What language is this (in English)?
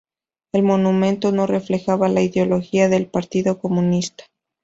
Spanish